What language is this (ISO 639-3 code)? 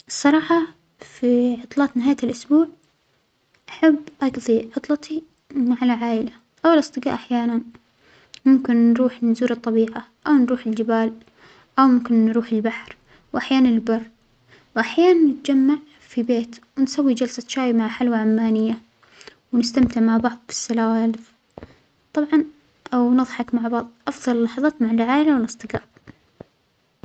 acx